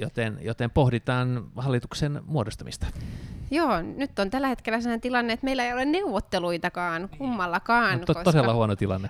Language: Finnish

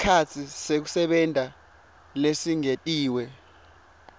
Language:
Swati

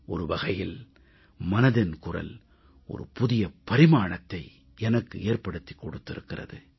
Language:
Tamil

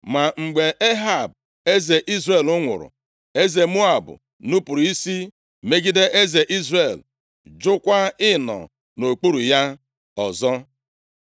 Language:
Igbo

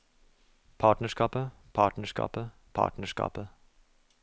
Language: Norwegian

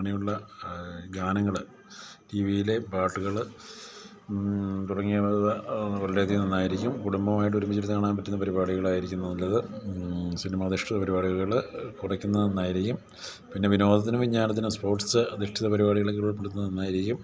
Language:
Malayalam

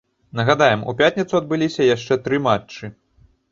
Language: Belarusian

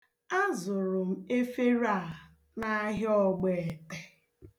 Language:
Igbo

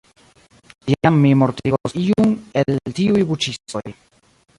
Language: Esperanto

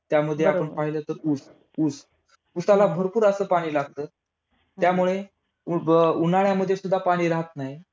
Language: Marathi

